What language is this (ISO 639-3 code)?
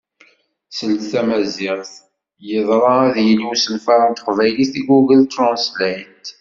kab